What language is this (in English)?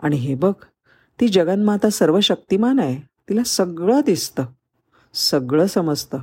Marathi